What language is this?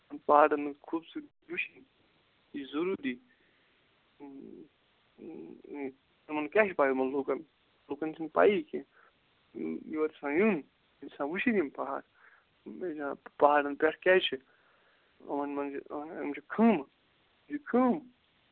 Kashmiri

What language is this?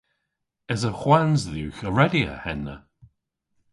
Cornish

